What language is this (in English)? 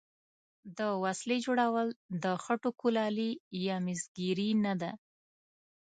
Pashto